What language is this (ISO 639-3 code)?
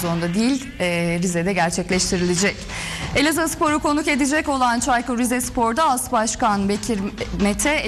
tur